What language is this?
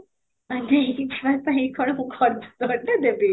Odia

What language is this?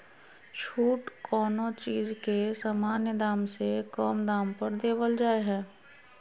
Magahi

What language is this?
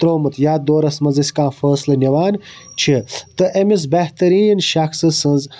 Kashmiri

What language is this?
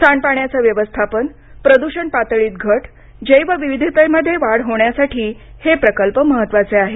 Marathi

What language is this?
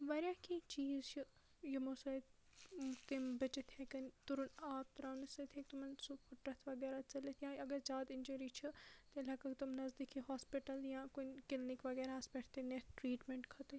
Kashmiri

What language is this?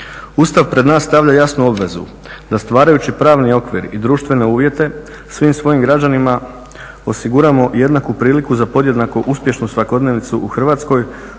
Croatian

